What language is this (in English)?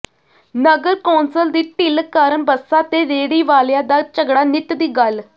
Punjabi